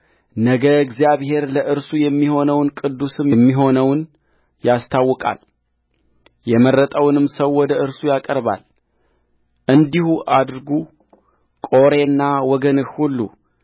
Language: Amharic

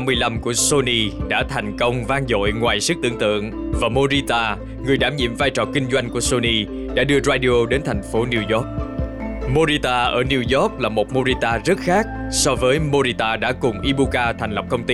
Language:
Vietnamese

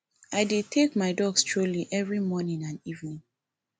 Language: Nigerian Pidgin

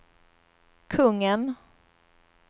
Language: Swedish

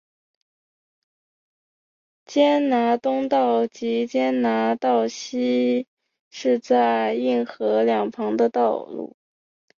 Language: Chinese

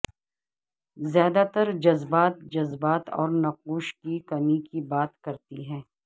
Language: Urdu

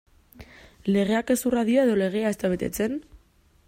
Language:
Basque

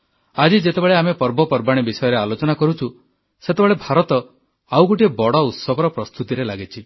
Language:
Odia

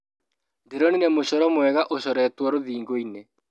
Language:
Kikuyu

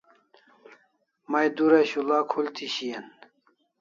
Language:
Kalasha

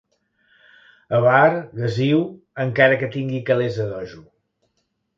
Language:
Catalan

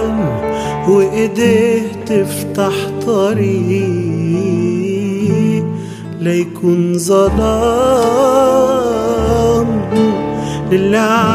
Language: Arabic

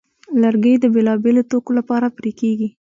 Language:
Pashto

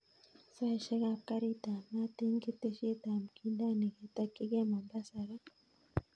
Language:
Kalenjin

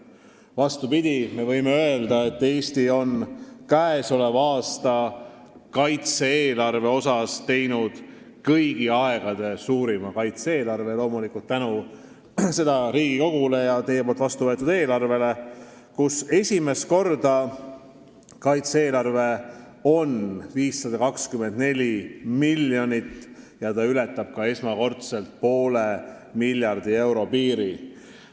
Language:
Estonian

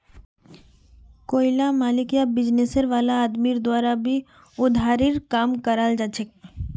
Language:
Magahi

